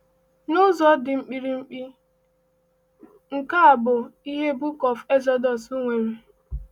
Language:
Igbo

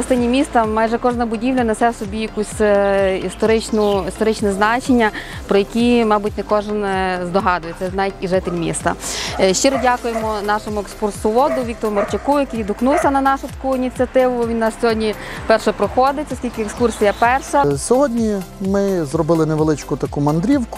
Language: Ukrainian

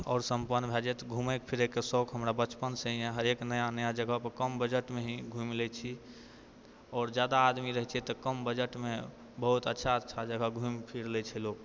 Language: Maithili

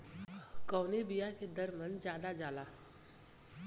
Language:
Bhojpuri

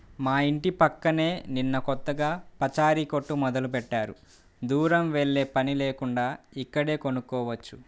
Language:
Telugu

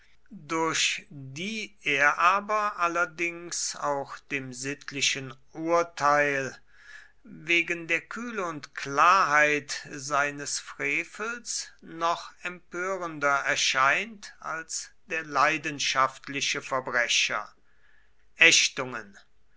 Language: German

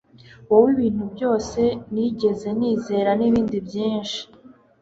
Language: Kinyarwanda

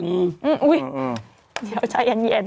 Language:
Thai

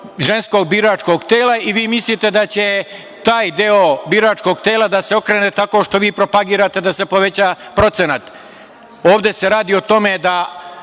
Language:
Serbian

